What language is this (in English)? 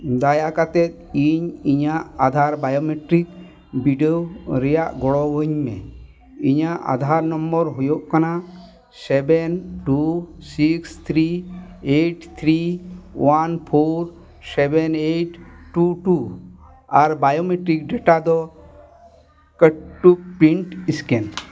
Santali